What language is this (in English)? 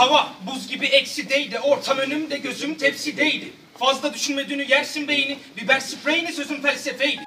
Turkish